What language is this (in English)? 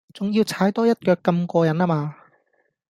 Cantonese